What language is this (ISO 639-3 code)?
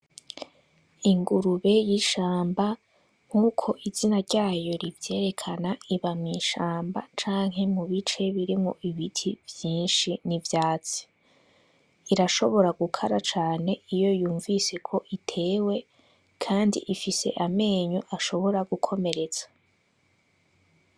run